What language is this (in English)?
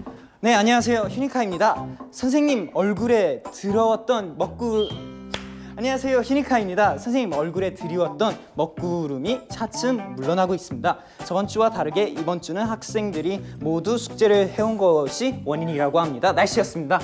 Korean